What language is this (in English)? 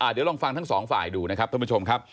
Thai